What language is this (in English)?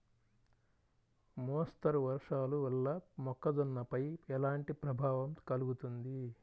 Telugu